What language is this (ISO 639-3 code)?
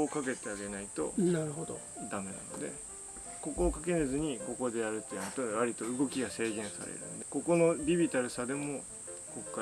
jpn